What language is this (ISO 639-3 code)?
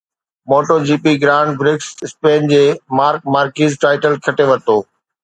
snd